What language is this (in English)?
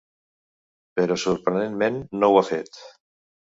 Catalan